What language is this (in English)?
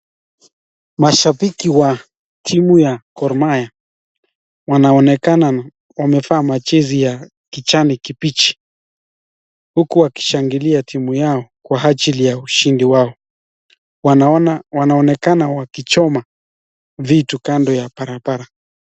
Swahili